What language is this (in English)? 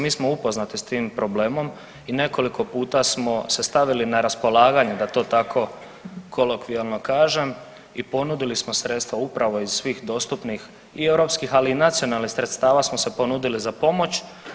Croatian